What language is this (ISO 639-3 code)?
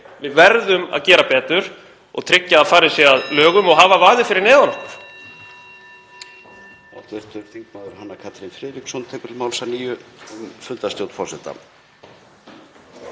isl